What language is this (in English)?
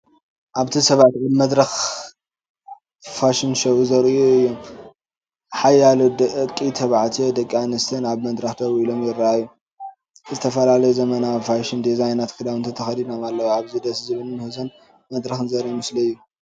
Tigrinya